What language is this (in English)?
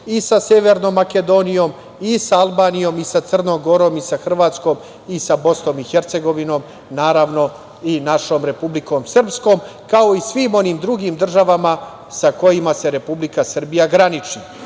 Serbian